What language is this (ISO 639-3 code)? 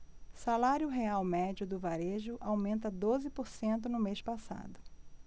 por